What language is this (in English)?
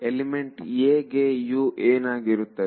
Kannada